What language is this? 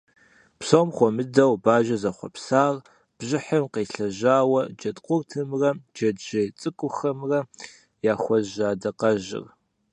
Kabardian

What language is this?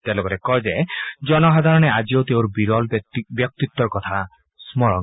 Assamese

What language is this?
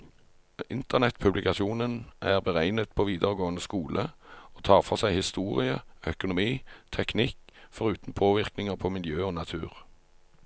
Norwegian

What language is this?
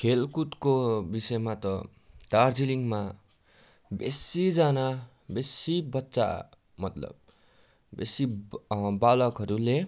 Nepali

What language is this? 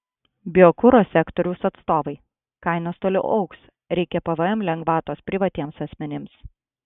Lithuanian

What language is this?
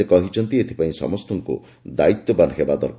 Odia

